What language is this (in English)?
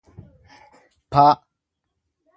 Oromo